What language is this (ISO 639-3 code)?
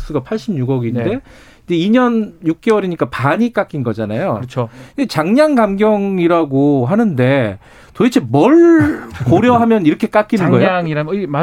kor